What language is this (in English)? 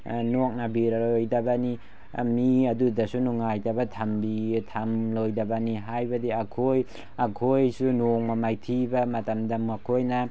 Manipuri